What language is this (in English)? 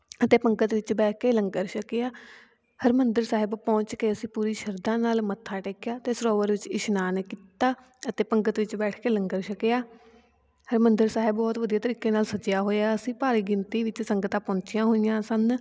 Punjabi